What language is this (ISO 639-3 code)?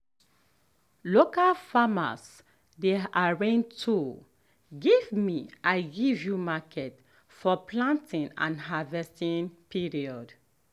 pcm